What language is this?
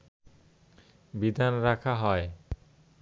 Bangla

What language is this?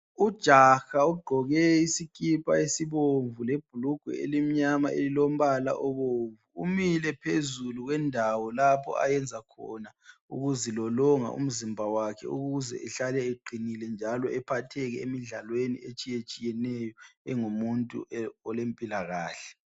North Ndebele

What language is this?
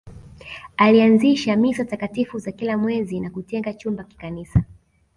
Swahili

